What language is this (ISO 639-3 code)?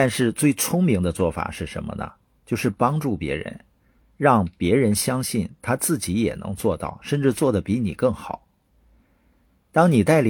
zho